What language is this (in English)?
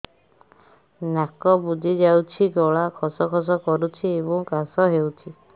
Odia